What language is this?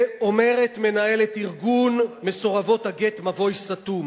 Hebrew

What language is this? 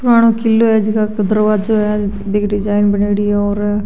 Marwari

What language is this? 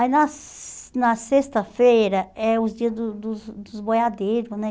Portuguese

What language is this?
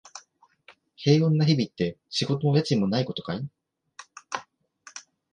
Japanese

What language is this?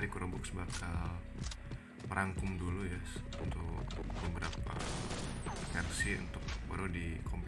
Indonesian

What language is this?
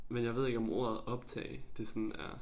Danish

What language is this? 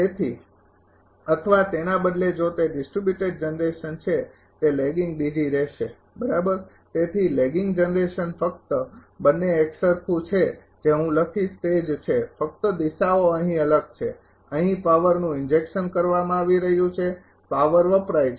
Gujarati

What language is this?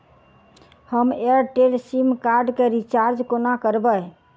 Maithili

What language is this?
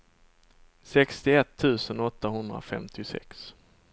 Swedish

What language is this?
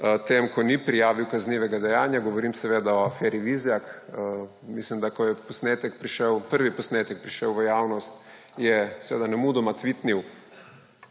Slovenian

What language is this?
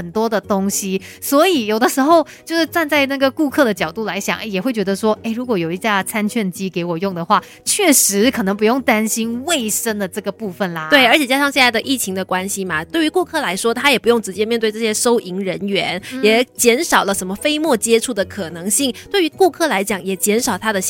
Chinese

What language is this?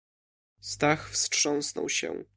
Polish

